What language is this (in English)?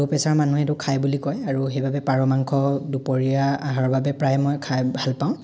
Assamese